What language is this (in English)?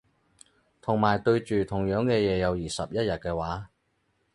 Cantonese